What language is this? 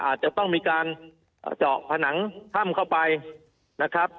Thai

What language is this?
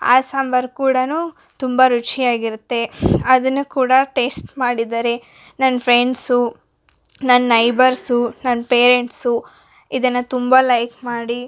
Kannada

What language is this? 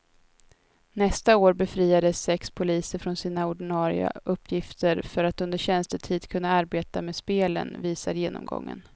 Swedish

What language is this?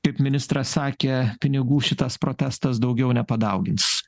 Lithuanian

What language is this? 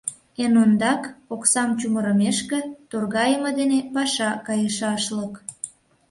Mari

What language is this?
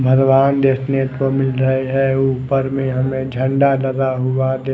Hindi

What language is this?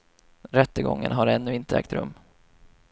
Swedish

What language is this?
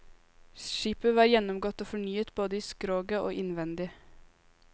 Norwegian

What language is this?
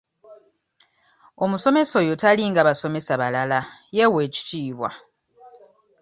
Ganda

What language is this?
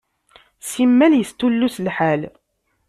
Kabyle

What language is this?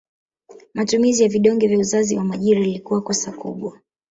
Swahili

